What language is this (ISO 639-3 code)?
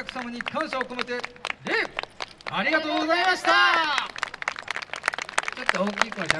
jpn